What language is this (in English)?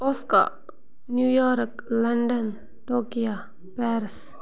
Kashmiri